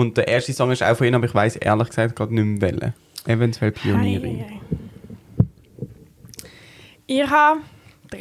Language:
German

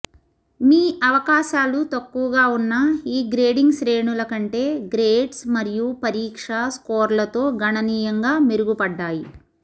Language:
Telugu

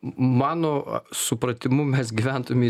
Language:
Lithuanian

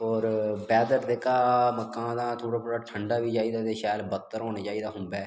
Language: Dogri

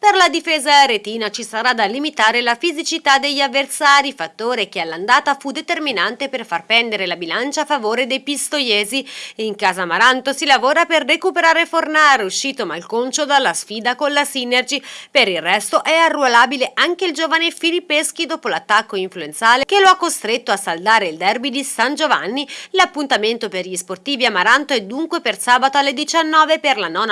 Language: Italian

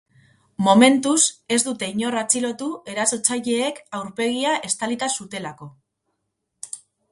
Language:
Basque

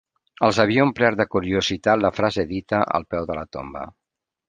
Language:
Catalan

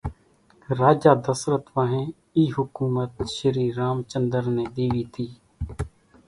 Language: Kachi Koli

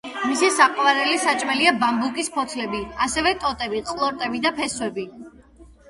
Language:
Georgian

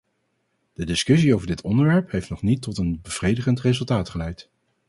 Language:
Dutch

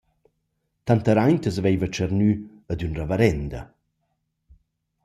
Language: Romansh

